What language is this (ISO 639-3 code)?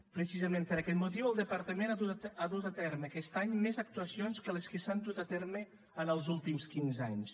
cat